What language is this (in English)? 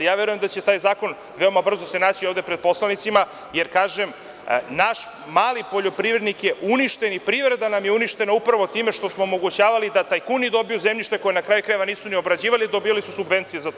Serbian